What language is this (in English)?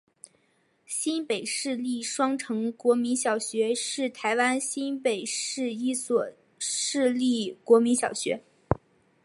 Chinese